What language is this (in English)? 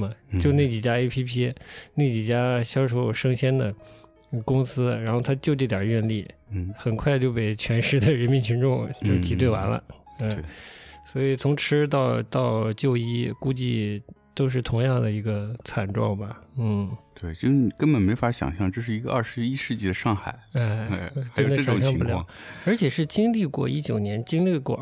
Chinese